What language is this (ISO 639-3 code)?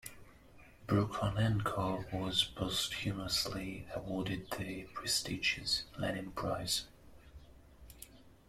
eng